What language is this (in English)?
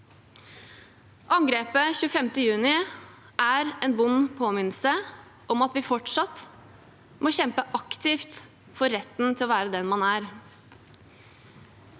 Norwegian